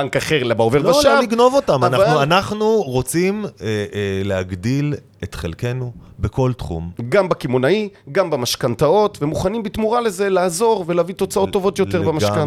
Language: Hebrew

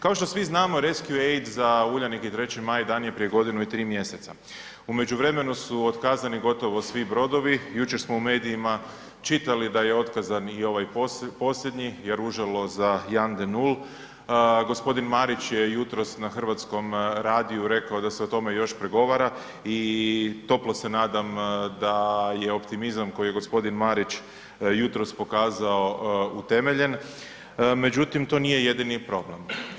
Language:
Croatian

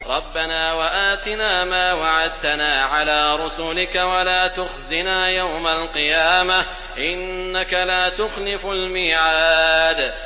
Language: Arabic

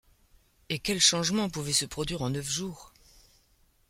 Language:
French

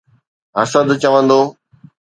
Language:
Sindhi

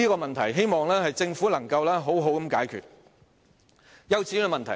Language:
Cantonese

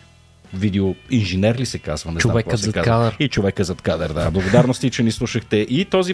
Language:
Bulgarian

